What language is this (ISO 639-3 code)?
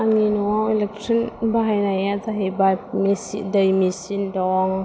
brx